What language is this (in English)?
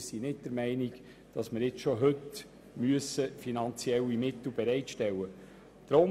Swiss German